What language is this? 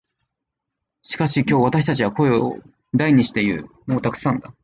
Japanese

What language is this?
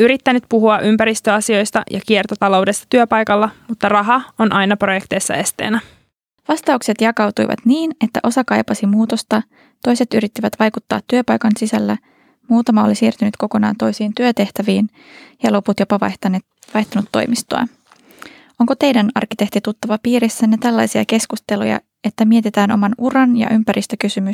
Finnish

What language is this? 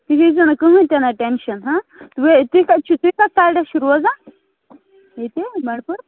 Kashmiri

